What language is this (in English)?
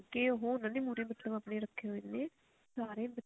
Punjabi